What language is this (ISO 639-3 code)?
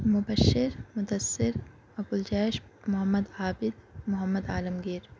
urd